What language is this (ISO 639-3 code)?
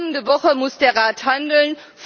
deu